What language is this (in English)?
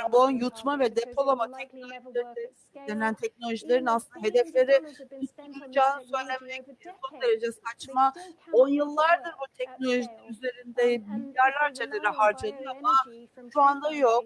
Turkish